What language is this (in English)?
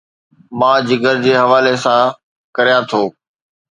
Sindhi